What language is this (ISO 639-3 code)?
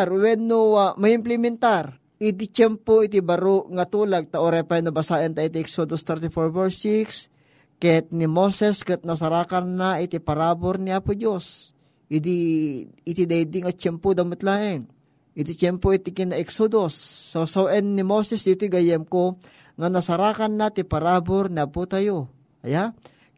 fil